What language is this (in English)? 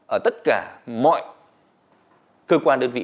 Vietnamese